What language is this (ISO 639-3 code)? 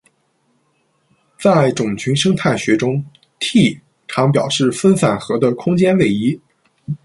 zho